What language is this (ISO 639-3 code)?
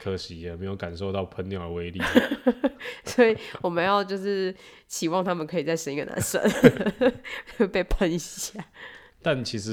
zho